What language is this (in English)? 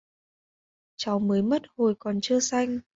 Vietnamese